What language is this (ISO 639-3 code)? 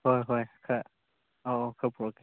mni